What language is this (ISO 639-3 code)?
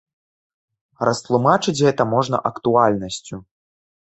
bel